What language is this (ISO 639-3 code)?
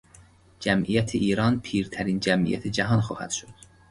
fas